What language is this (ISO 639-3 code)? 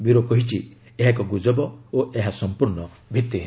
ori